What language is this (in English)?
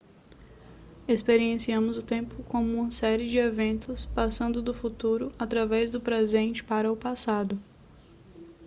Portuguese